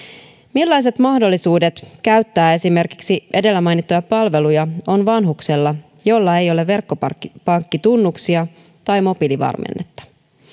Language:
Finnish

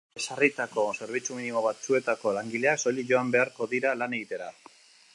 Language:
Basque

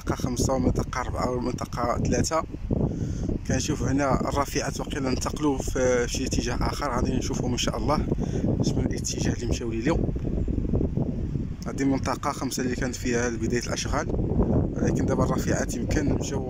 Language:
Arabic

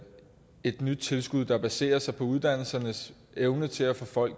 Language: Danish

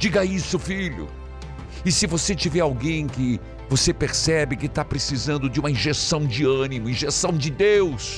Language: Portuguese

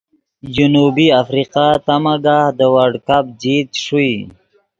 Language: Yidgha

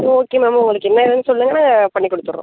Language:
Tamil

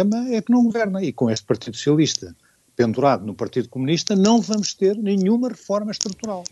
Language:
Portuguese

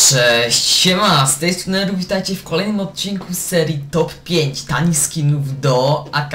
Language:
Polish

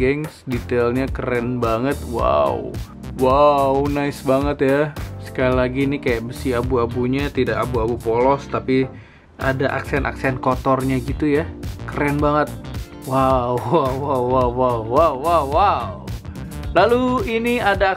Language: Indonesian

